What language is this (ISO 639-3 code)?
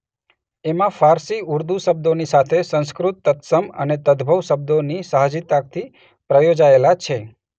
guj